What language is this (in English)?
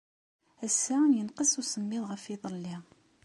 Kabyle